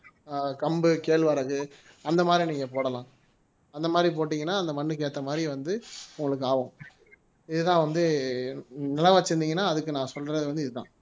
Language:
Tamil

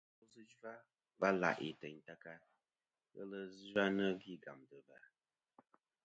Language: Kom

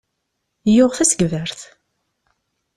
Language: Kabyle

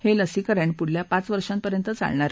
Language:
Marathi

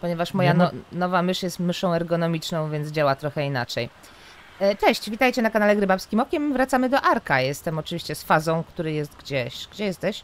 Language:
Polish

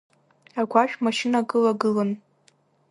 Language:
Abkhazian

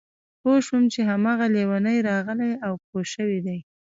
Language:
Pashto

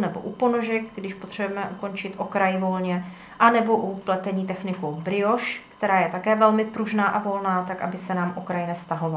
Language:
Czech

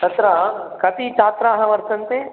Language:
Sanskrit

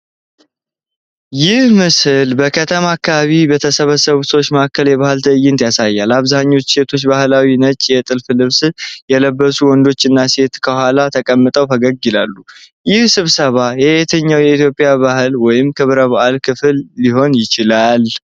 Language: Amharic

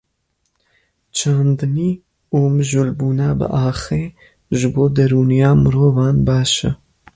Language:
Kurdish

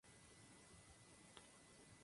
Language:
Spanish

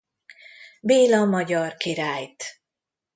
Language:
Hungarian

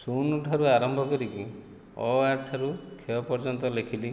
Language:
Odia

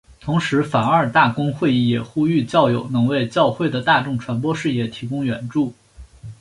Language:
Chinese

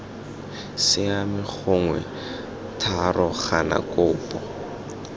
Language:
Tswana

